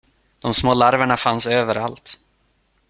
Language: Swedish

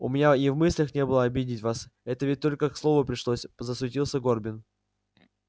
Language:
Russian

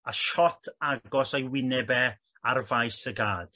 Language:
Welsh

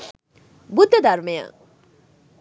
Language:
Sinhala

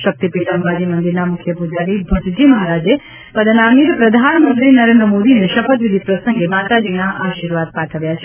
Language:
Gujarati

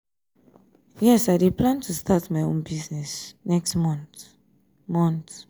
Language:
Nigerian Pidgin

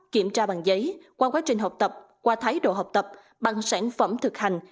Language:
Vietnamese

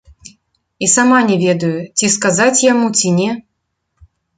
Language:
Belarusian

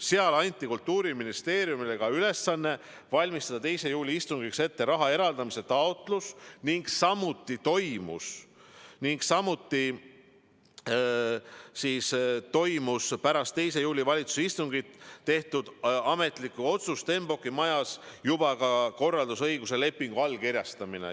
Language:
Estonian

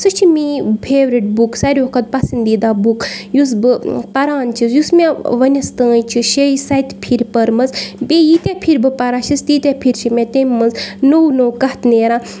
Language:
Kashmiri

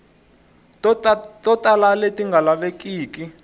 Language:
Tsonga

